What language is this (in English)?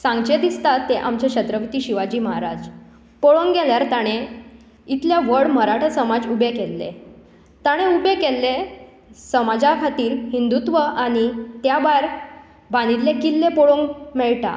Konkani